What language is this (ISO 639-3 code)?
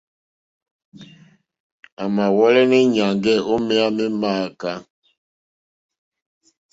bri